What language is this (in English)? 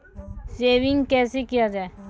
Maithili